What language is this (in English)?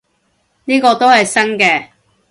Cantonese